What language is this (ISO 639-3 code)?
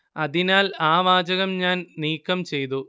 mal